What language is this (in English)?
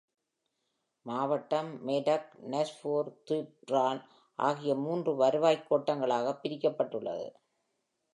Tamil